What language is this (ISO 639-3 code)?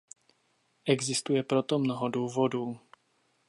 ces